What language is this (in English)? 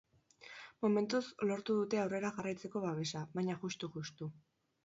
Basque